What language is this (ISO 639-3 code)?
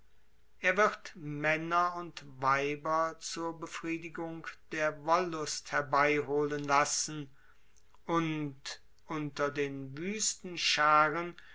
deu